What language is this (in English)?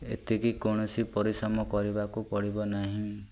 Odia